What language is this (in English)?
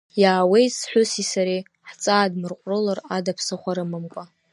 Abkhazian